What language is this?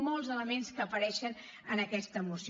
Catalan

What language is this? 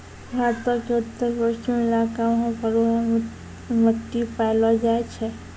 Maithili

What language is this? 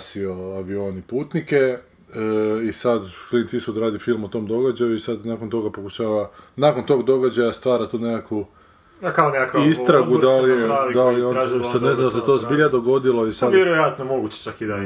Croatian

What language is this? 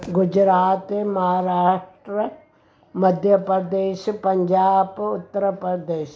Sindhi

